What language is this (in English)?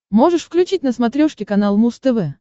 Russian